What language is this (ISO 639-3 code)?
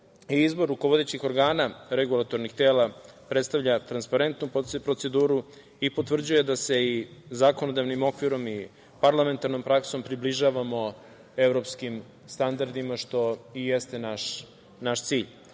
srp